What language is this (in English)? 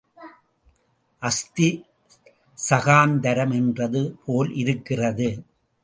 Tamil